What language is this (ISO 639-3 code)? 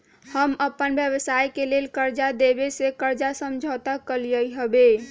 mag